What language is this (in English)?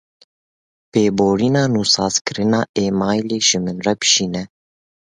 Kurdish